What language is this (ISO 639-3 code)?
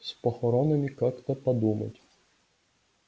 rus